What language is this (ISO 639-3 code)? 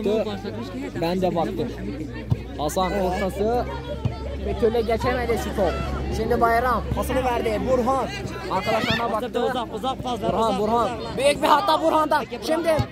tur